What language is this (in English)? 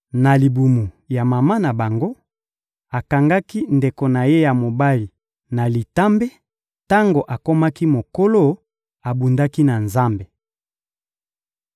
Lingala